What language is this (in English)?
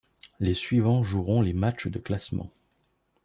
French